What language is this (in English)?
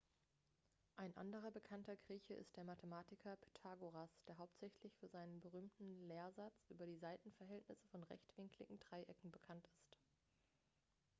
German